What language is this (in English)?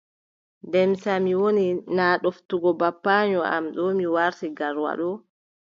Adamawa Fulfulde